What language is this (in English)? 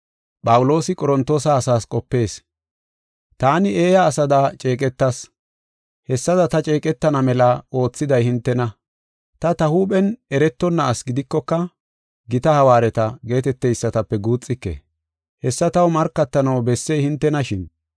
Gofa